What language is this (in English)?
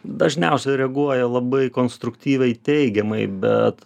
Lithuanian